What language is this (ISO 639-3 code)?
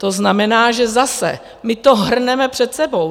ces